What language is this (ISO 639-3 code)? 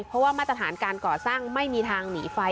tha